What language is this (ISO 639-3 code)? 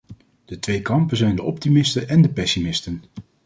nld